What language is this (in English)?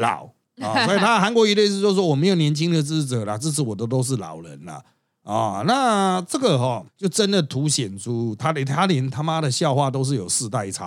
Chinese